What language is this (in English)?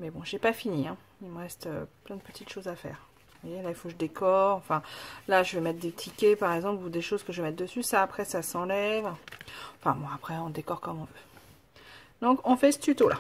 French